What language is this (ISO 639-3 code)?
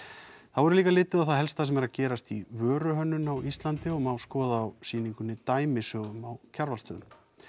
isl